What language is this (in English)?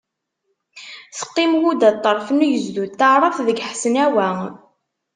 Kabyle